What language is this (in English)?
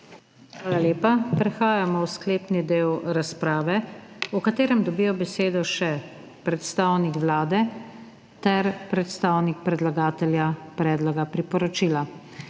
Slovenian